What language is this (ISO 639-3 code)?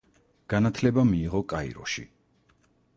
kat